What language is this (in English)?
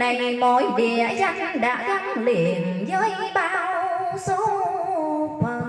Vietnamese